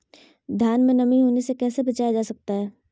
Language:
Magahi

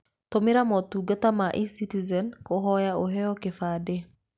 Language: Kikuyu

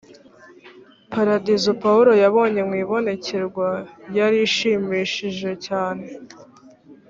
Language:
Kinyarwanda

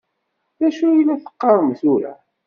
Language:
Kabyle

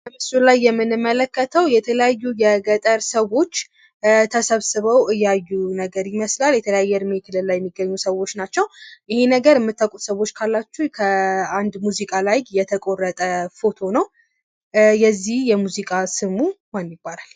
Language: Amharic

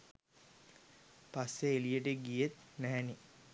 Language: Sinhala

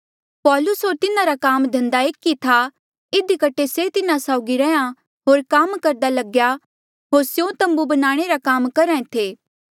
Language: Mandeali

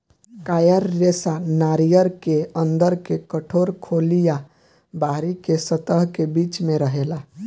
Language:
Bhojpuri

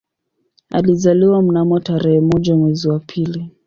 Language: Swahili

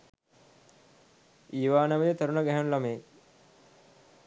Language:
Sinhala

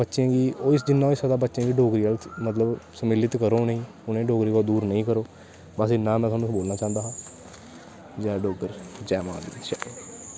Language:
Dogri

